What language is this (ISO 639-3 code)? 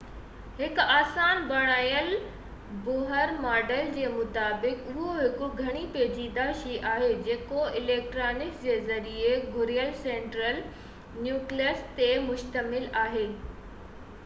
snd